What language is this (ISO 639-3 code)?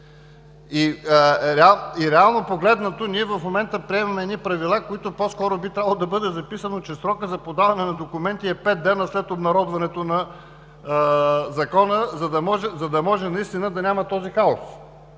bul